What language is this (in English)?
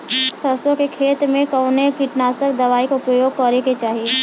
Bhojpuri